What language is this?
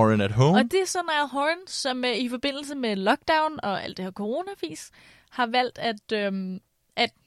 Danish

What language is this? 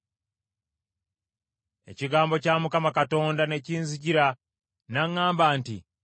Ganda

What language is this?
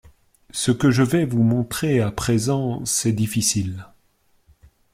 French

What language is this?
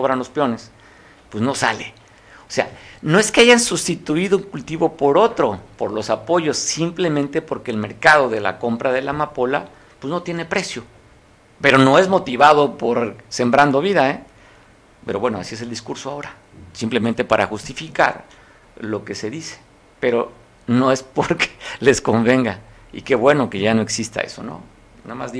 Spanish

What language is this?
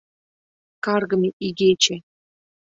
Mari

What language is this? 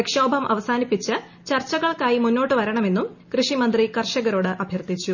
Malayalam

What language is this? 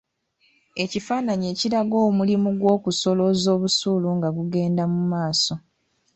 Ganda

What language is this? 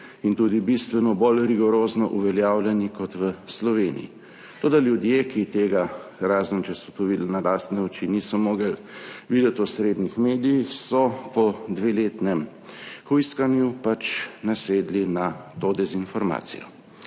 Slovenian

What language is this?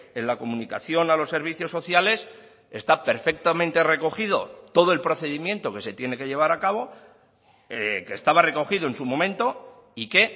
Spanish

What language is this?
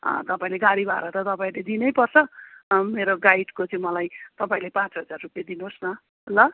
Nepali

